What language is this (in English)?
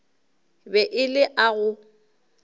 Northern Sotho